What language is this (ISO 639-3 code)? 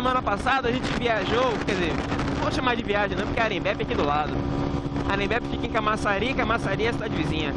por